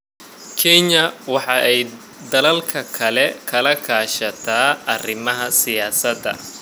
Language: Somali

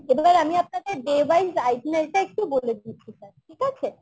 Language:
Bangla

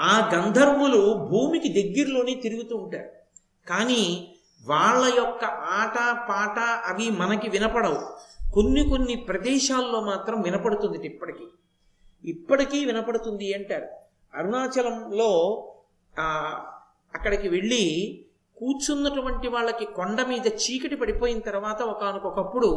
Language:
Telugu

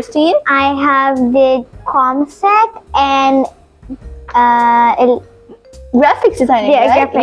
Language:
English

